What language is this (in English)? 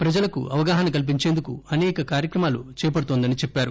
Telugu